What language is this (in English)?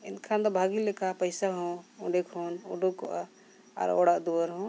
Santali